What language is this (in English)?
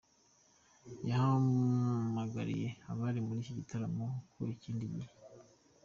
Kinyarwanda